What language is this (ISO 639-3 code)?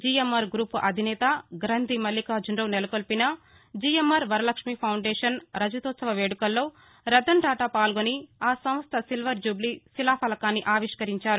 tel